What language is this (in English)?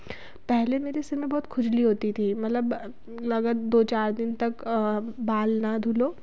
Hindi